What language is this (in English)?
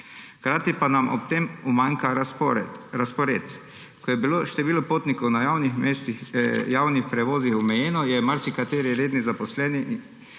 Slovenian